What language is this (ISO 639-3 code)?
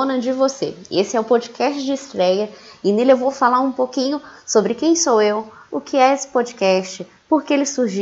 por